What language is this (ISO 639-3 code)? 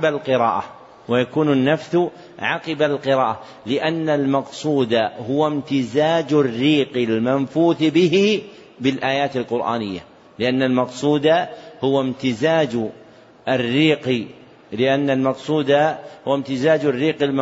ara